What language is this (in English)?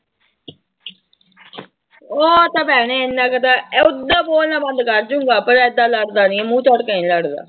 Punjabi